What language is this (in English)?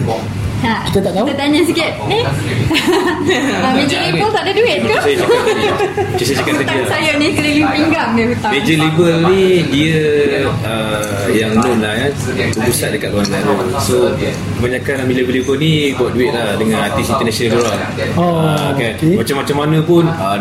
Malay